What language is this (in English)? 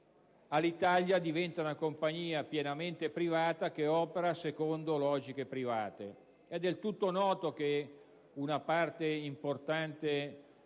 Italian